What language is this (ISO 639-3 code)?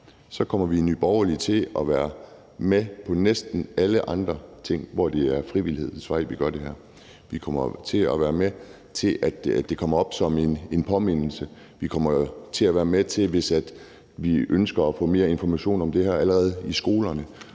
dan